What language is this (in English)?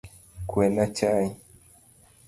Luo (Kenya and Tanzania)